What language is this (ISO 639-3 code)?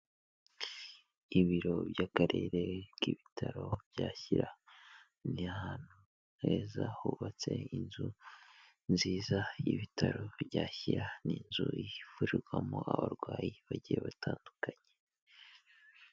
kin